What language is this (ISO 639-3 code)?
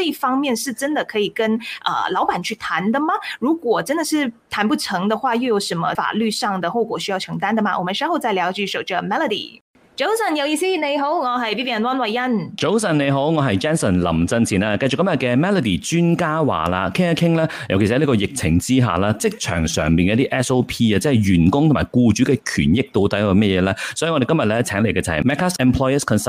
zho